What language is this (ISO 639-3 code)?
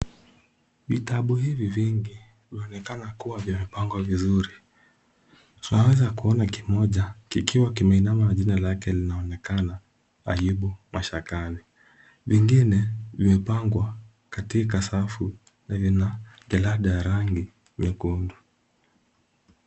swa